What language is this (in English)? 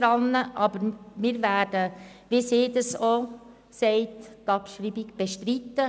Swiss German